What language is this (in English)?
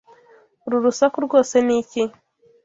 Kinyarwanda